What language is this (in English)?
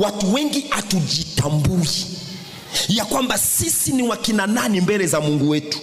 Swahili